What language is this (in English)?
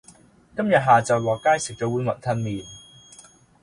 Cantonese